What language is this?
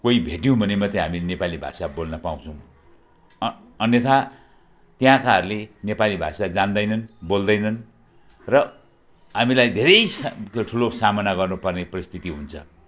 Nepali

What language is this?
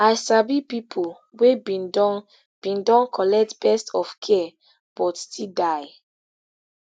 Nigerian Pidgin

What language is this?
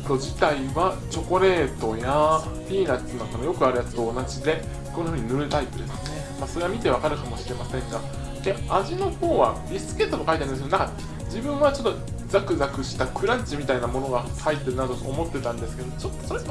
Japanese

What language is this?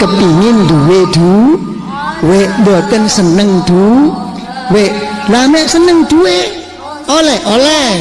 Indonesian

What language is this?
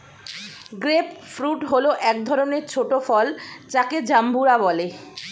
Bangla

